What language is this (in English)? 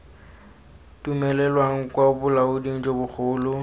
Tswana